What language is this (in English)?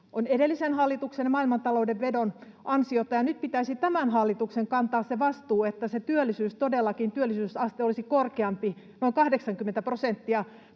Finnish